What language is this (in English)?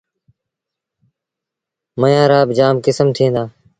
Sindhi Bhil